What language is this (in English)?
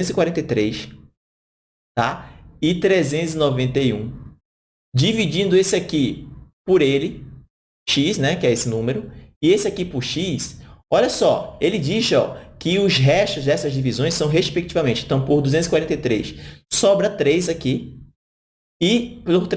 Portuguese